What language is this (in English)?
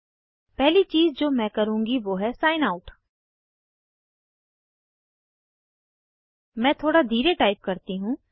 Hindi